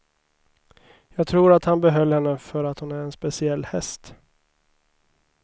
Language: Swedish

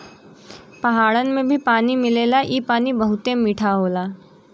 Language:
Bhojpuri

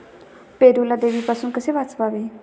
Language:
Marathi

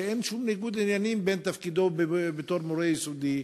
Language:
Hebrew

